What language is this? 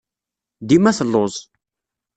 Kabyle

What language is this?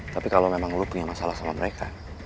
Indonesian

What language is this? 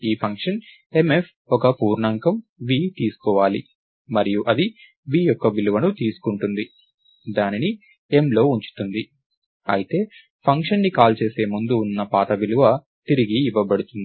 Telugu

